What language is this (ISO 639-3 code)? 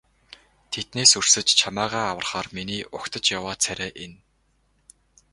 mon